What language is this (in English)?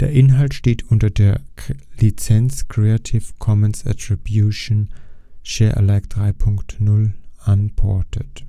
German